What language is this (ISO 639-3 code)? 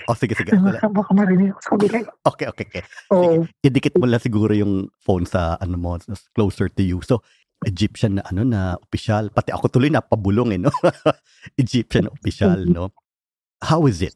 fil